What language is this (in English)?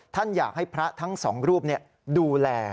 Thai